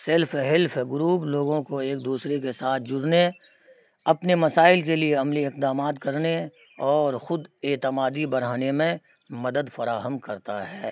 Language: Urdu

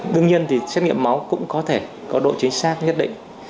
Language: Vietnamese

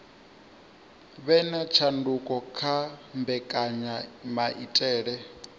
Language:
Venda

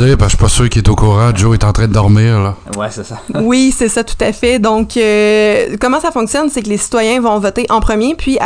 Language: French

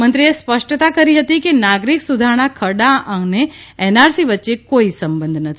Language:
Gujarati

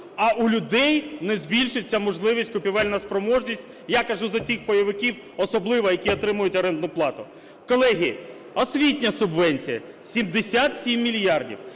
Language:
Ukrainian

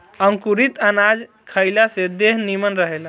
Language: Bhojpuri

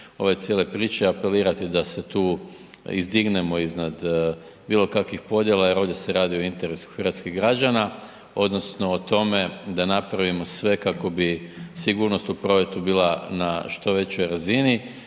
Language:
Croatian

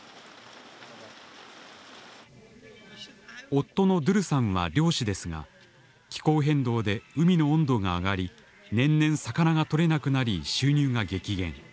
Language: Japanese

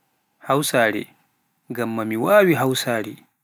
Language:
Pular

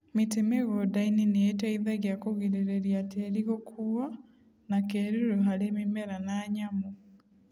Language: Kikuyu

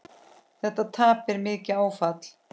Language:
Icelandic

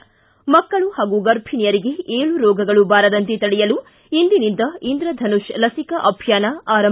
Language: Kannada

